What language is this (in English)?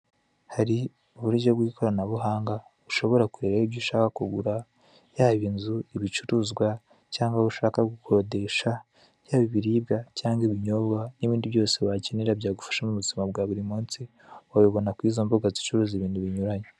Kinyarwanda